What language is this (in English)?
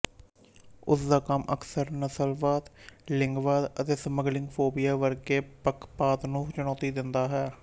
Punjabi